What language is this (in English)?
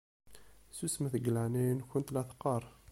Kabyle